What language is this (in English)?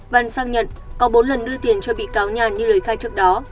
Vietnamese